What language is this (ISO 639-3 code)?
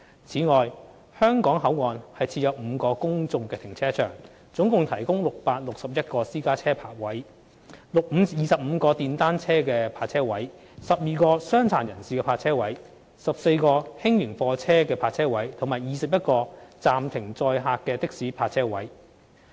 yue